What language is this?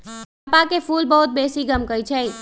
Magahi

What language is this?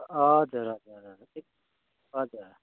Nepali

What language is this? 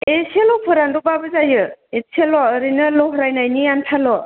Bodo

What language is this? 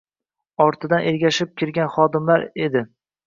Uzbek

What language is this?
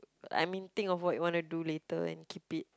English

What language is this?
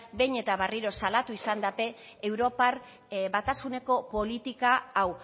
Basque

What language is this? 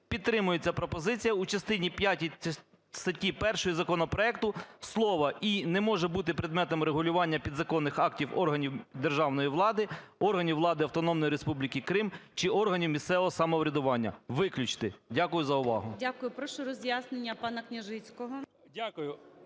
Ukrainian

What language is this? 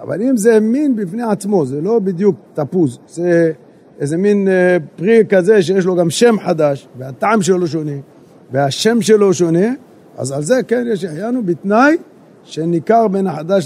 Hebrew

